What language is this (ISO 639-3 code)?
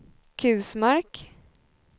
swe